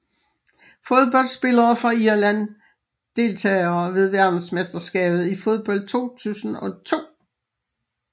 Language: Danish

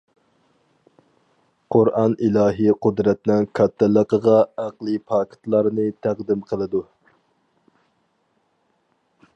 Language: Uyghur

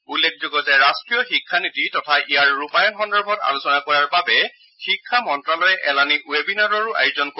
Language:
Assamese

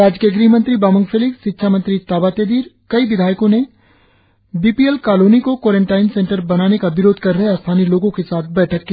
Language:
Hindi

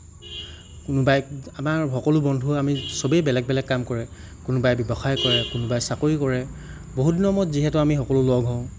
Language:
Assamese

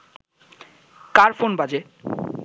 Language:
Bangla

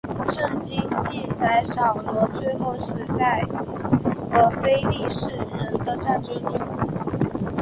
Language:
Chinese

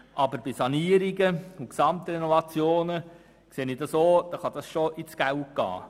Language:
Swiss German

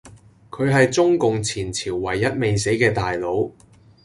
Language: Cantonese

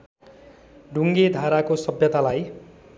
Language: Nepali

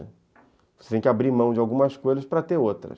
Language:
Portuguese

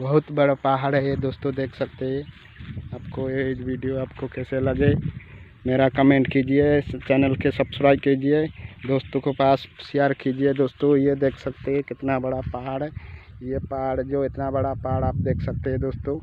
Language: Hindi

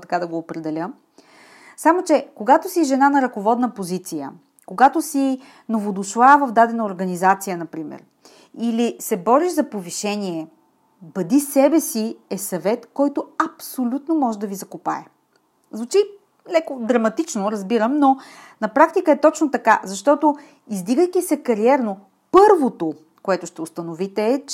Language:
Bulgarian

